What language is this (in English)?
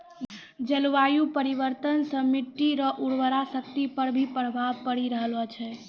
Maithili